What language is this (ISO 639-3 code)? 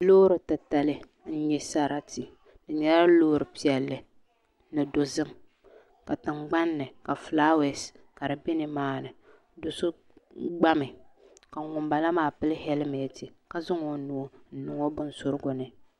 dag